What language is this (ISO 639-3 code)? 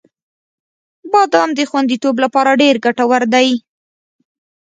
pus